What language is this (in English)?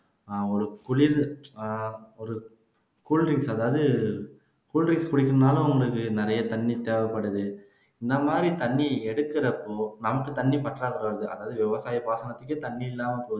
Tamil